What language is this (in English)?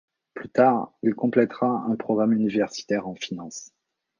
French